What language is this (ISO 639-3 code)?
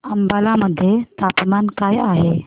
mar